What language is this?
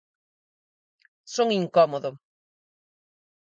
Galician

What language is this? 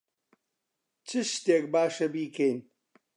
Central Kurdish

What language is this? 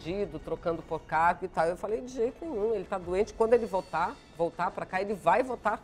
Portuguese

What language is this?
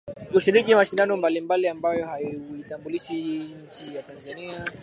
Swahili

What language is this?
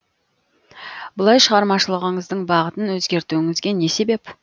Kazakh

